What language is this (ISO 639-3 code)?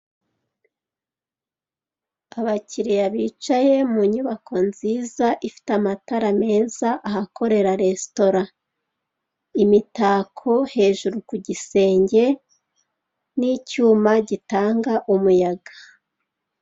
kin